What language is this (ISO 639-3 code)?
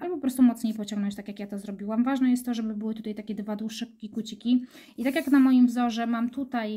pol